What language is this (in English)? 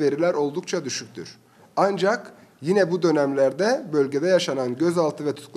Turkish